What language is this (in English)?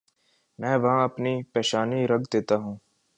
Urdu